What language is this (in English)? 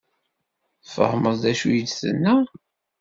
Kabyle